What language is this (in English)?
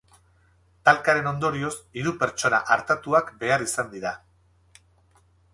Basque